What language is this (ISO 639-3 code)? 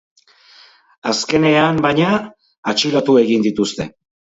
eus